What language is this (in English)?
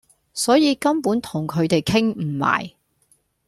Cantonese